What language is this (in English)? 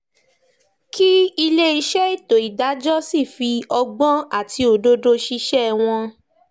Yoruba